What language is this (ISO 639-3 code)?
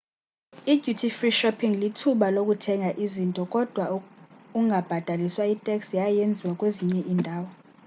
xho